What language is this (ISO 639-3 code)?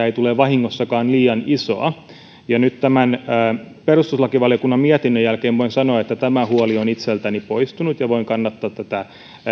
fin